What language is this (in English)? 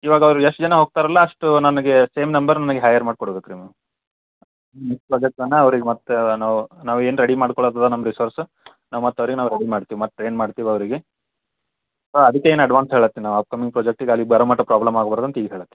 Kannada